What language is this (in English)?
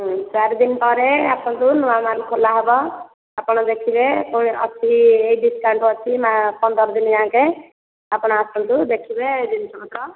Odia